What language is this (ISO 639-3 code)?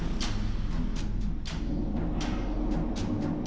ind